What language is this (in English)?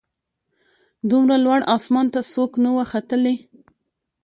Pashto